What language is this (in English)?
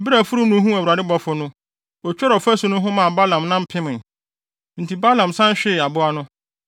Akan